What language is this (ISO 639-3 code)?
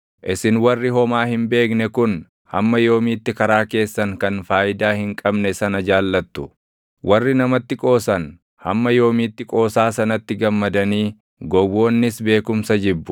orm